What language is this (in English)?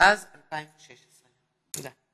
Hebrew